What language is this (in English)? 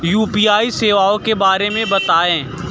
Hindi